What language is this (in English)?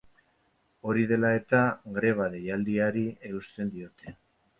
Basque